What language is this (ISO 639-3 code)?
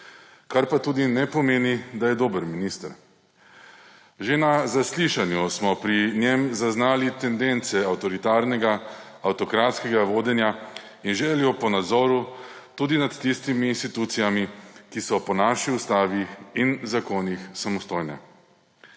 slv